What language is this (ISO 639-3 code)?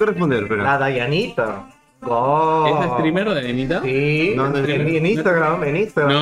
spa